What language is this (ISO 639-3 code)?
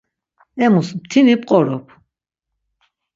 lzz